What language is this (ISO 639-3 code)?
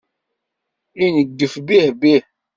kab